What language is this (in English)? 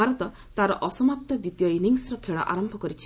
Odia